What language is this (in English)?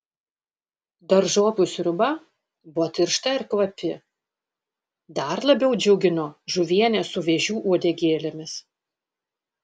Lithuanian